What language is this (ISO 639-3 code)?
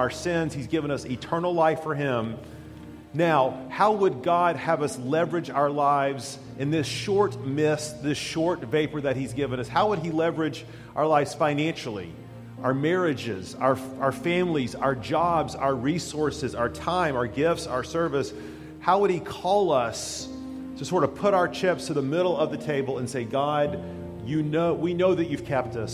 eng